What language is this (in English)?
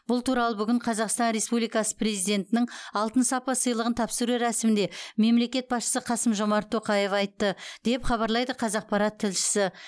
Kazakh